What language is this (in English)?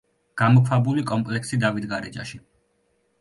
Georgian